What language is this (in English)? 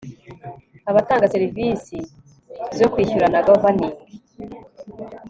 Kinyarwanda